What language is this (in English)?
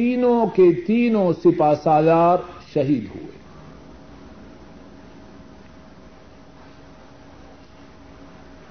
Urdu